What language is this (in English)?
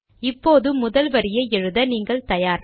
Tamil